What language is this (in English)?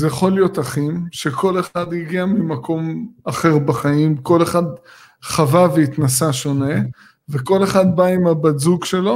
Hebrew